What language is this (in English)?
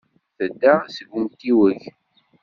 Kabyle